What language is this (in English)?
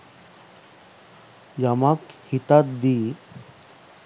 Sinhala